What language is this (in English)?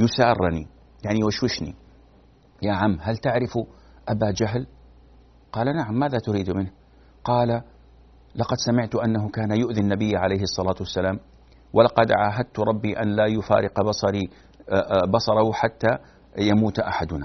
Arabic